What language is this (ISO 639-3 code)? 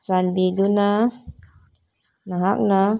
mni